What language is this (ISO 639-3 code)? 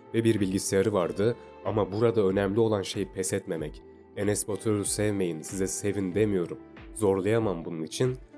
tur